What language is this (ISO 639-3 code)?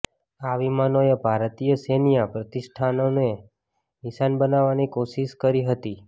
guj